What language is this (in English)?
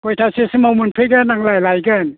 Bodo